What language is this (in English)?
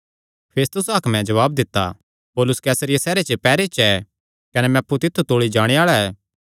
Kangri